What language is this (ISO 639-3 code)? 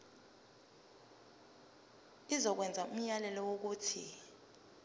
zul